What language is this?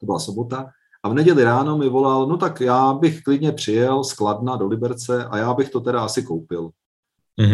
Czech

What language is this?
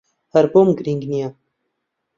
Central Kurdish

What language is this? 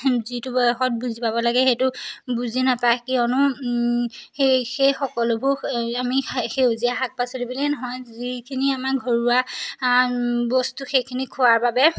Assamese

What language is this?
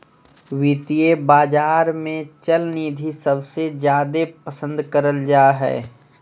Magahi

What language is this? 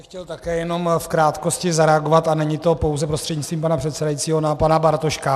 Czech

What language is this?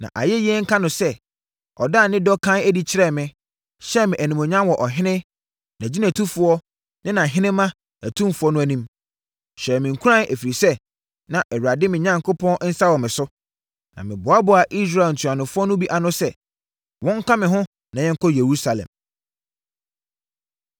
Akan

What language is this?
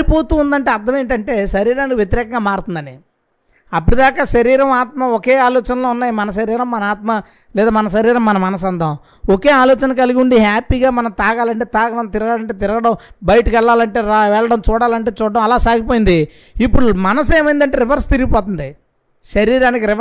Telugu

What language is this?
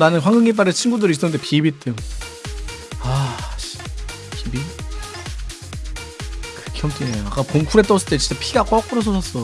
Korean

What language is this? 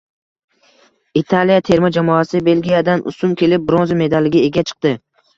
Uzbek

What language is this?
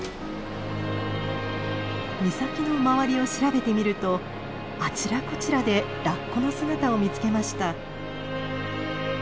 Japanese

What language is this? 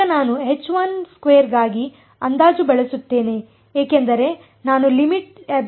Kannada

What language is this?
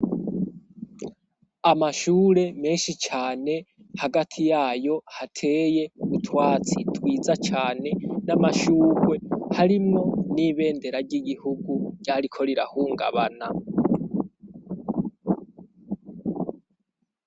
Rundi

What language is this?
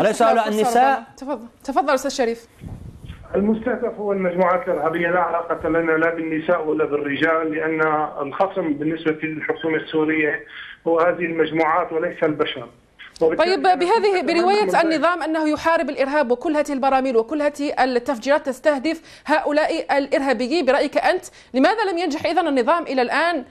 Arabic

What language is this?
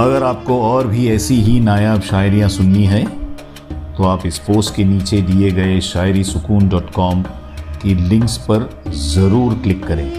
Hindi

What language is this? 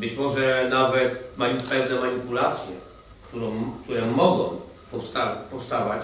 Polish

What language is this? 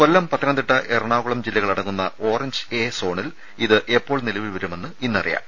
Malayalam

